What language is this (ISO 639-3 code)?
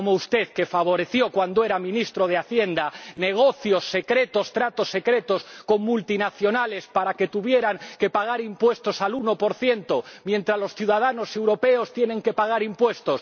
spa